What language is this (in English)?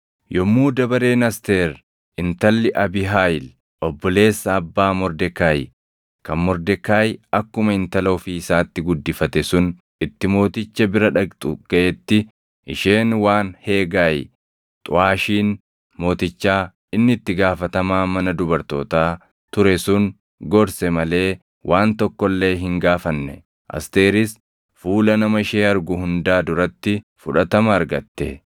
Oromo